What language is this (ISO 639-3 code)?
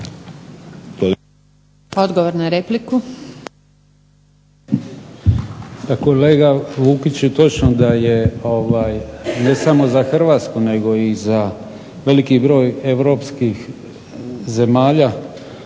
hrv